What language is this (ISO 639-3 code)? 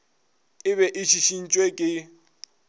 nso